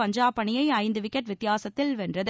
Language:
Tamil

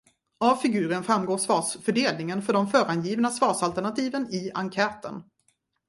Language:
Swedish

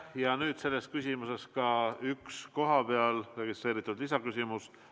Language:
Estonian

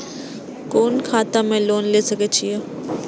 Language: Maithili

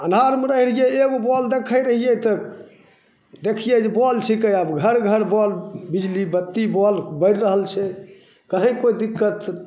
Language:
Maithili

